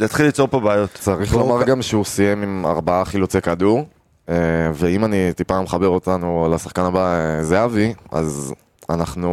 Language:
Hebrew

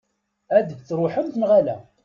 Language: Kabyle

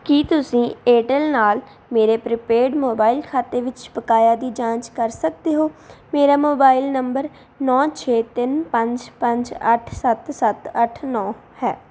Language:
Punjabi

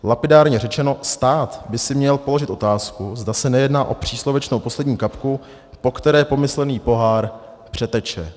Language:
Czech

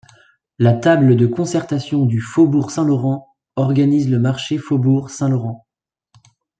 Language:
French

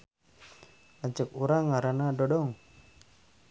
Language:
Sundanese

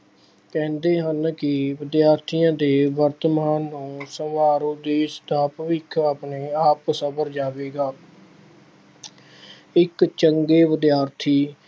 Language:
Punjabi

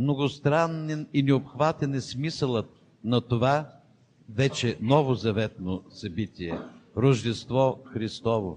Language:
Bulgarian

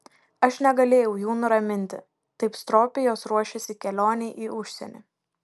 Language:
Lithuanian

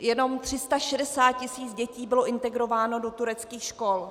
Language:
Czech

